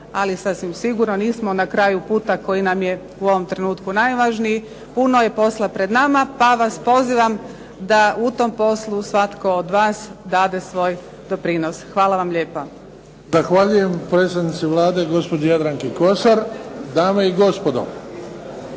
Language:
Croatian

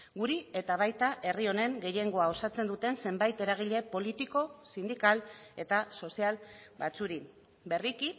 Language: Basque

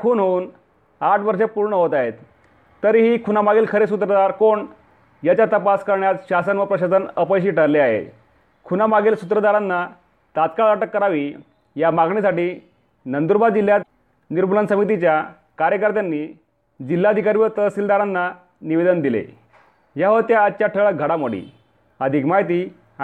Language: Marathi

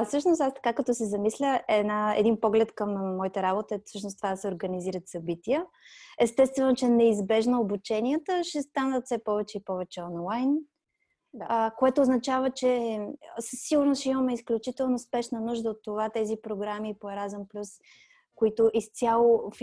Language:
Bulgarian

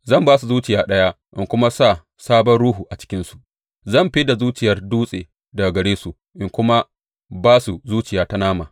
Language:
Hausa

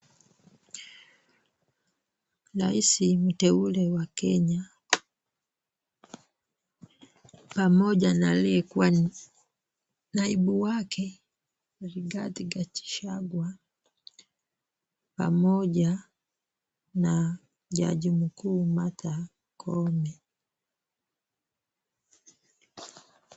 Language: Swahili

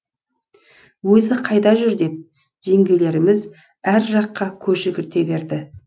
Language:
Kazakh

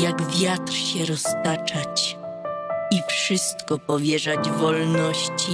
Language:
Polish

